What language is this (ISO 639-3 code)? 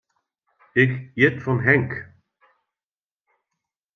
fry